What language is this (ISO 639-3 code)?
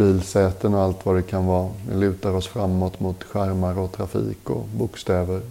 swe